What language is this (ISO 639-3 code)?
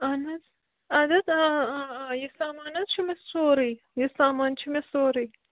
kas